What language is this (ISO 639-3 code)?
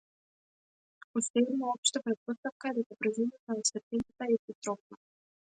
mkd